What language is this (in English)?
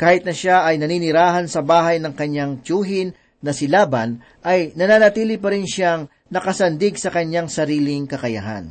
Filipino